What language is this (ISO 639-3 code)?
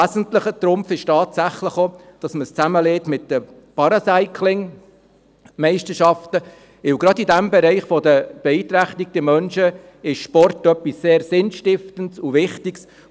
gsw